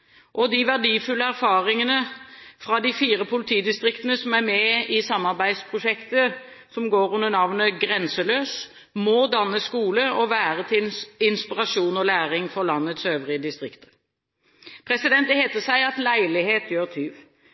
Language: Norwegian Bokmål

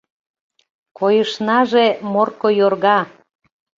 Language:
Mari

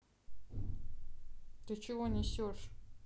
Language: Russian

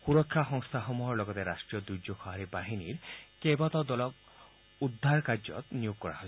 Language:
Assamese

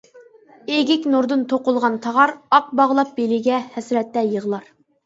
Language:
Uyghur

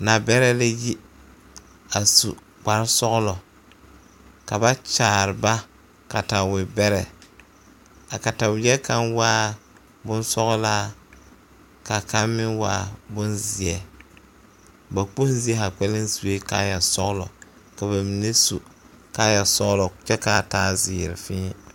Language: Southern Dagaare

